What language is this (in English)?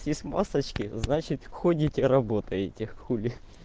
Russian